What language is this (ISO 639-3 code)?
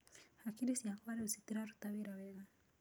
kik